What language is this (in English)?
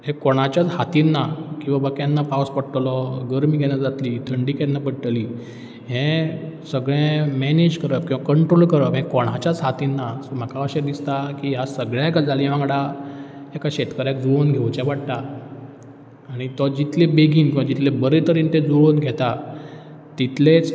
Konkani